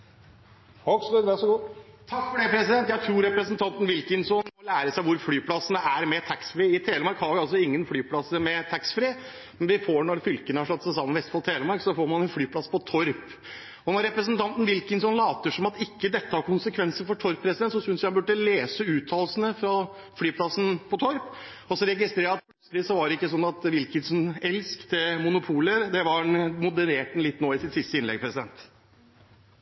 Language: Norwegian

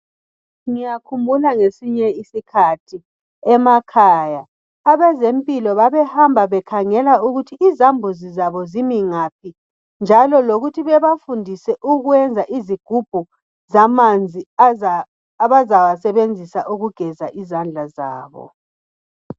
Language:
North Ndebele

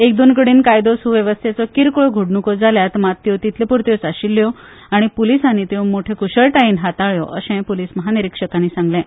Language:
Konkani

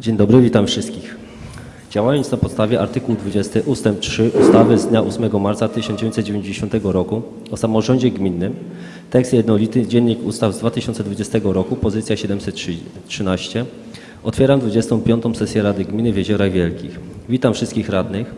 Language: Polish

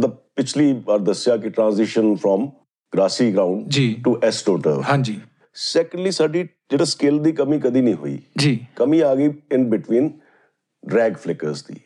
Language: Punjabi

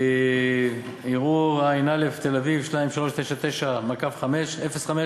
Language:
Hebrew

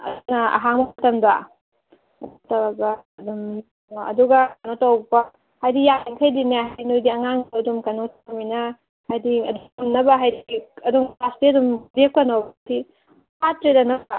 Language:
Manipuri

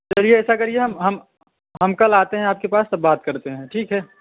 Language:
Hindi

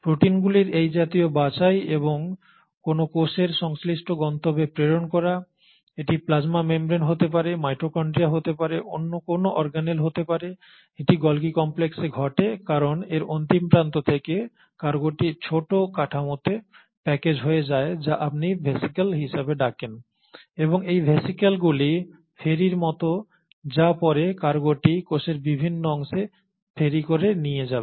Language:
Bangla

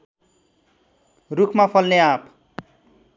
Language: Nepali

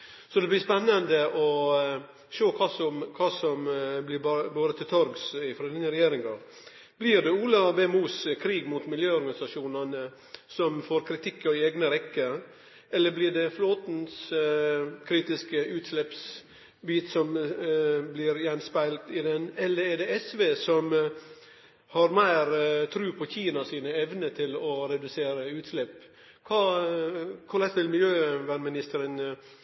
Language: Norwegian Nynorsk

